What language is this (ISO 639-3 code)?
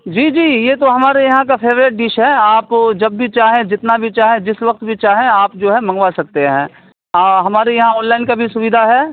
urd